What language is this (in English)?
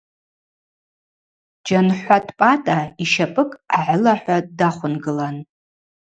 Abaza